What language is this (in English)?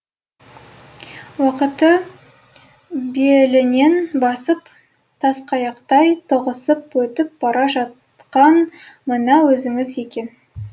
Kazakh